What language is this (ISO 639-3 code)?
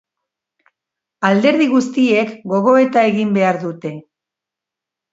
eus